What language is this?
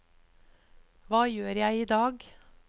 Norwegian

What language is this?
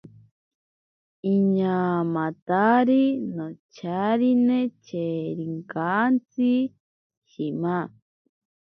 Ashéninka Perené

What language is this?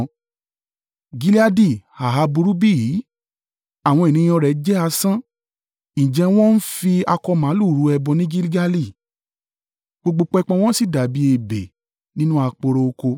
Yoruba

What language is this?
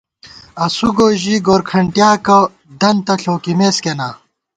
Gawar-Bati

